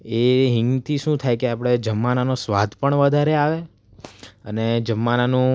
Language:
Gujarati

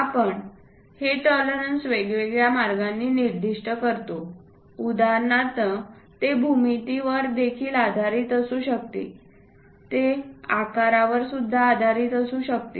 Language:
Marathi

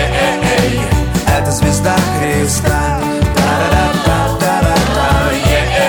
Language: Russian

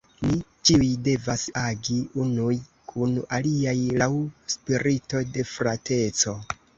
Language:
Esperanto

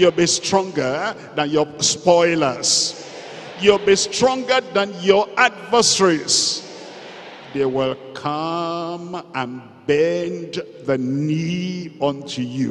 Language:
English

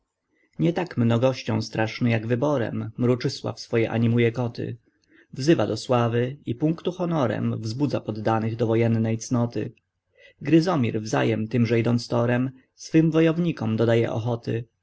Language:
Polish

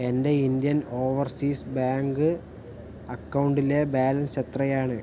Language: Malayalam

